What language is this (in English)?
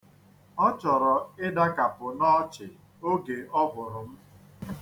Igbo